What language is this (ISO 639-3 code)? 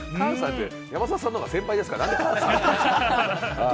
jpn